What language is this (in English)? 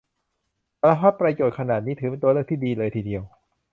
Thai